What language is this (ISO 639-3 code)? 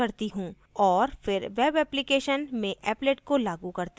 hin